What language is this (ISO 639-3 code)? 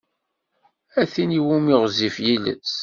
kab